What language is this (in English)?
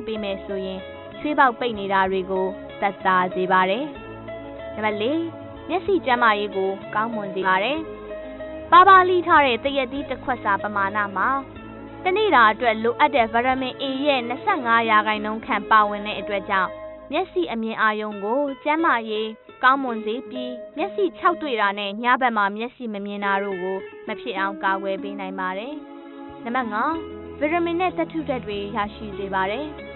Arabic